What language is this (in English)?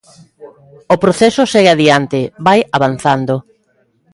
Galician